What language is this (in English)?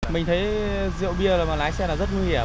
Vietnamese